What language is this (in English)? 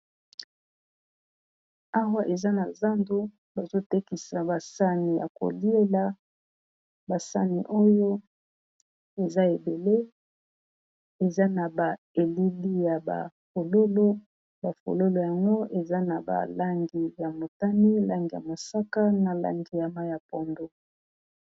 Lingala